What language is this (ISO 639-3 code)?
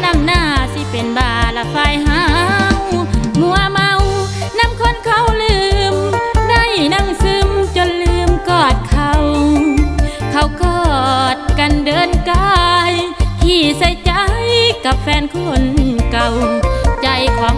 tha